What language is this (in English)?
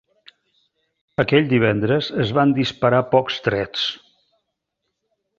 Catalan